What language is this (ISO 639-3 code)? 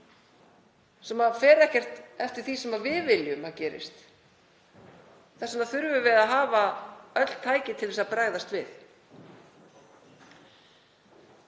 isl